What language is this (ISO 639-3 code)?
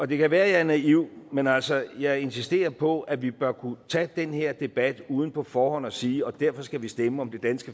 dan